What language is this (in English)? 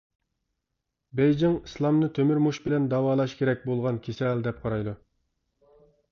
Uyghur